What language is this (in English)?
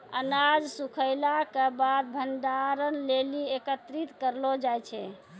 Maithili